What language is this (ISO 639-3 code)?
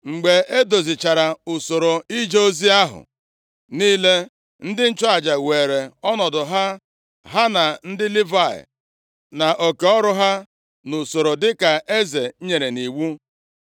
ibo